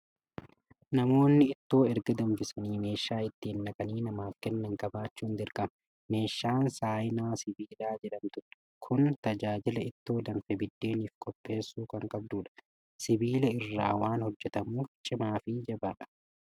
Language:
Oromo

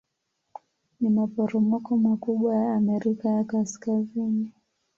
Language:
Swahili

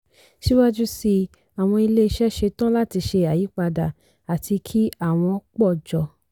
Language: Yoruba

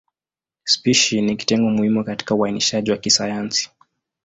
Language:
Swahili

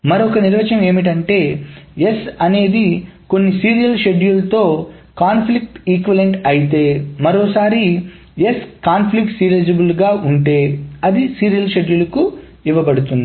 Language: Telugu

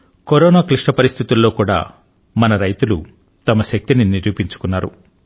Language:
Telugu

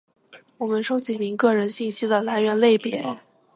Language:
Chinese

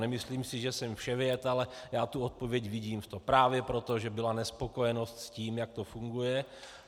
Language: Czech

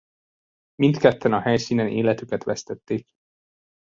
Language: Hungarian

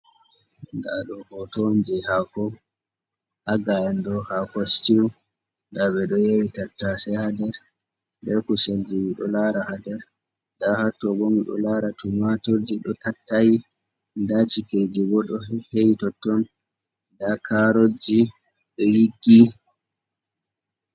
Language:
Fula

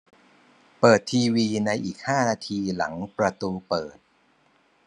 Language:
Thai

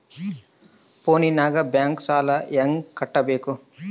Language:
Kannada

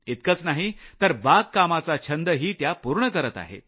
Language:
Marathi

